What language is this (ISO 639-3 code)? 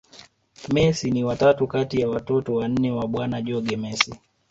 swa